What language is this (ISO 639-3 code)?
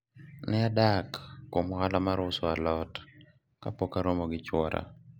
luo